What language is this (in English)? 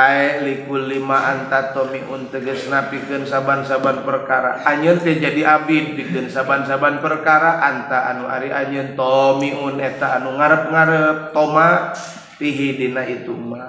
Indonesian